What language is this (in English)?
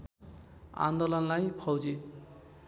Nepali